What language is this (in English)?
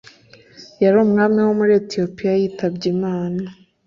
Kinyarwanda